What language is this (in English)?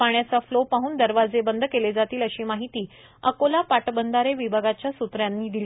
Marathi